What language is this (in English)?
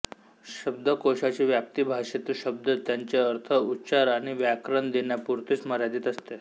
Marathi